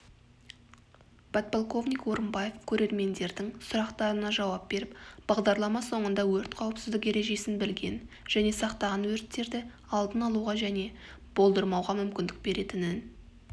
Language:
Kazakh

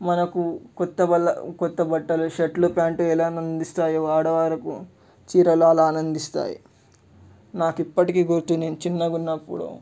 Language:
Telugu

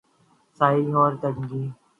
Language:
Urdu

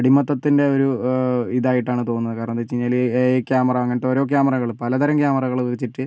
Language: Malayalam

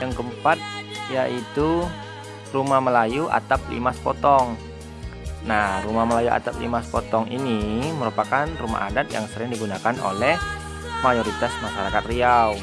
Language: Indonesian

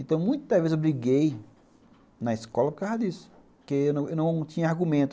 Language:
Portuguese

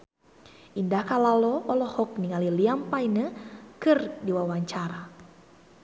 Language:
Sundanese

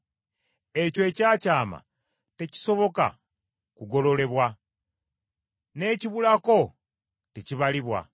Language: Ganda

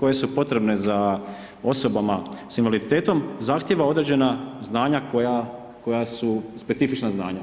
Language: Croatian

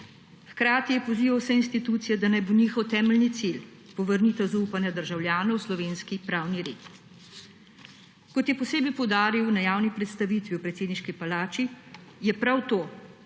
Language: Slovenian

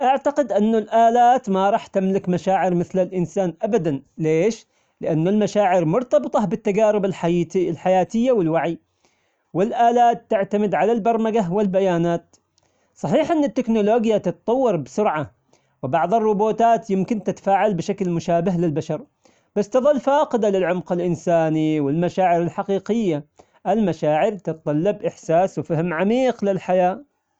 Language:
Omani Arabic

